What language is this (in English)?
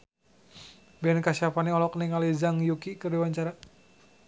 Sundanese